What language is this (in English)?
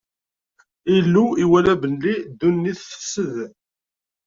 Kabyle